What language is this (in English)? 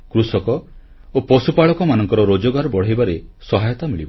Odia